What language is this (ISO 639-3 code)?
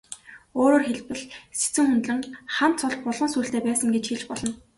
mon